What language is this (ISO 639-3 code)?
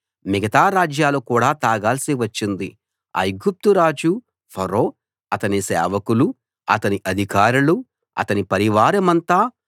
tel